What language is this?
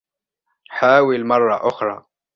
Arabic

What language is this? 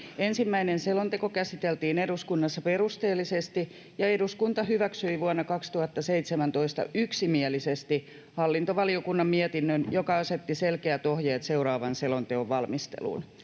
Finnish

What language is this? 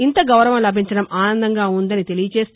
Telugu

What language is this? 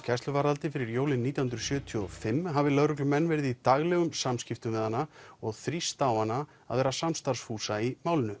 Icelandic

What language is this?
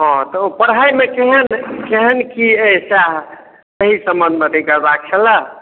Maithili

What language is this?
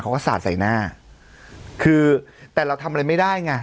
Thai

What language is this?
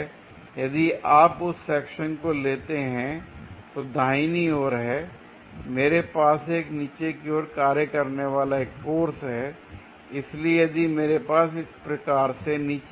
Hindi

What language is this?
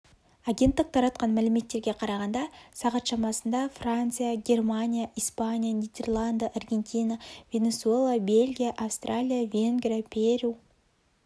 Kazakh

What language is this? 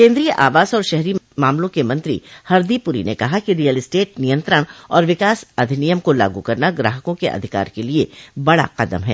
Hindi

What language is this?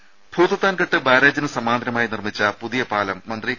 Malayalam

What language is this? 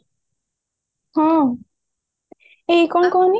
Odia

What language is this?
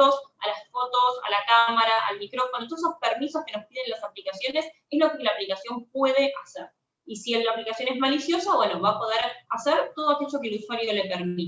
Spanish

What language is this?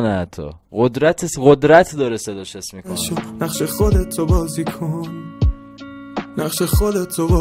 Persian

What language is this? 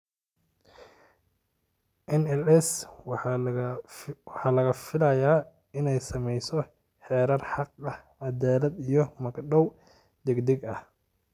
Somali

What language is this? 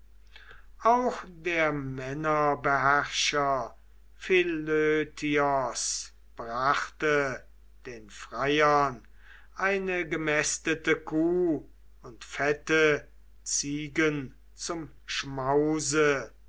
German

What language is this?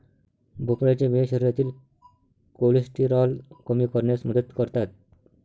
Marathi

